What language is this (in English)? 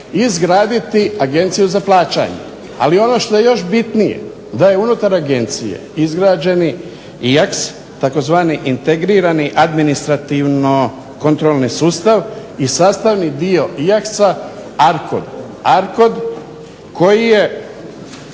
Croatian